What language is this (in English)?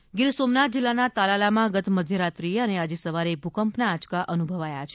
Gujarati